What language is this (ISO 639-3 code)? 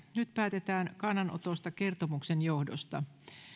fin